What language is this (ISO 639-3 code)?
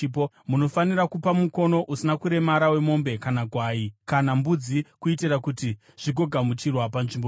sna